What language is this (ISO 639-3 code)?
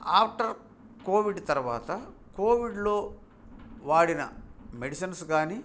tel